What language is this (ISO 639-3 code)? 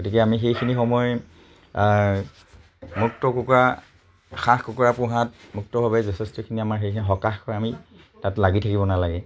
asm